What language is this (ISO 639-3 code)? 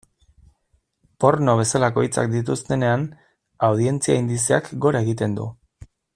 eus